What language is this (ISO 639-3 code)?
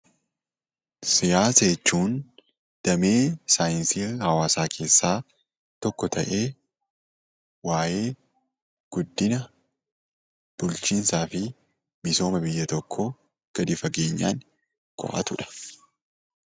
orm